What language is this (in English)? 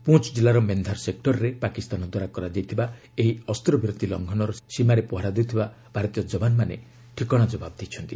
Odia